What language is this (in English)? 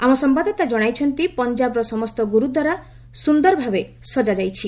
Odia